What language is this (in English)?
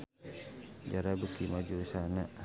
Sundanese